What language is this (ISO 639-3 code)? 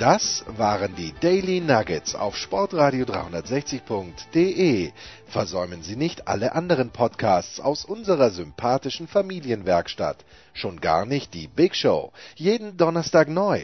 deu